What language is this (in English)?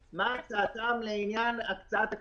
Hebrew